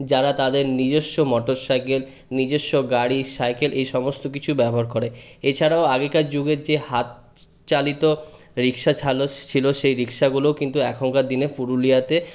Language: Bangla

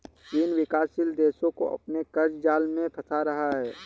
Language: Hindi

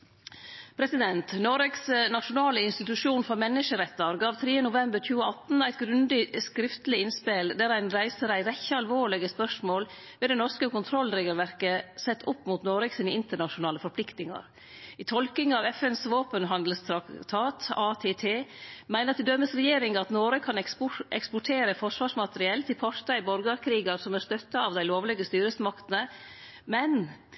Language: Norwegian Nynorsk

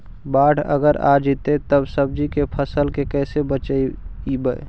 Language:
Magahi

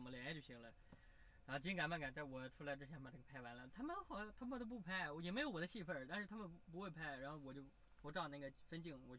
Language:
Chinese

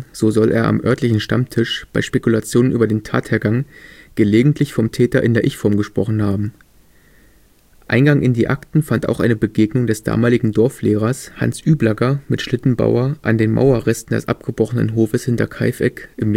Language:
German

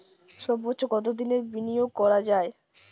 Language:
Bangla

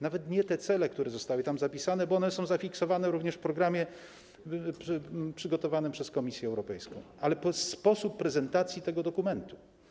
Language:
Polish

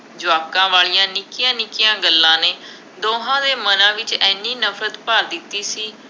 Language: Punjabi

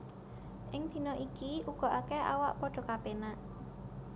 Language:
Javanese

